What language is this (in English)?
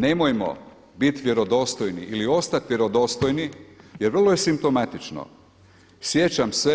Croatian